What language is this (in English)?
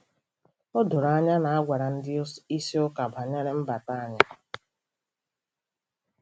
Igbo